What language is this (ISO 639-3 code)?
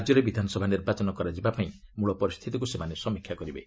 ori